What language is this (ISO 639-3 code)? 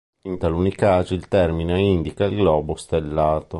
ita